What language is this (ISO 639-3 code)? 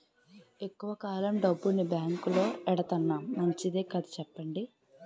tel